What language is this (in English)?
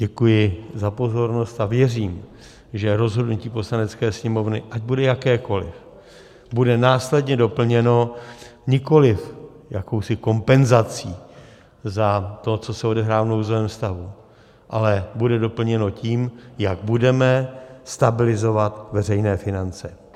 Czech